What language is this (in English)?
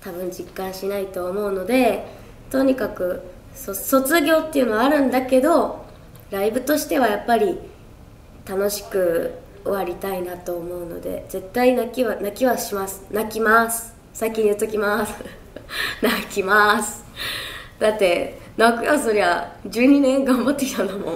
Japanese